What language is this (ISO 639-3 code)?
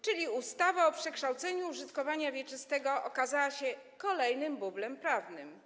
pol